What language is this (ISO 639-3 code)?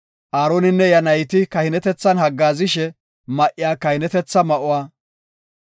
gof